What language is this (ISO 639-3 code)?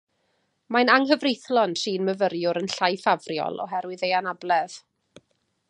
cym